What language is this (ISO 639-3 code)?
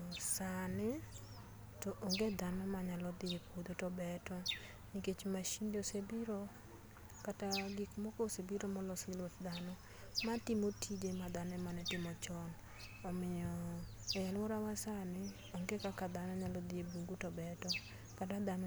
luo